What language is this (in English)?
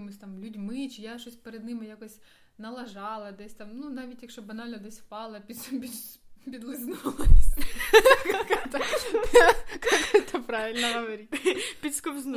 Ukrainian